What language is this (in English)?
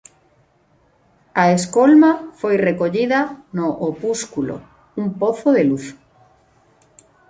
Galician